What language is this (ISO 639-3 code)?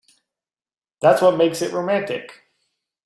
eng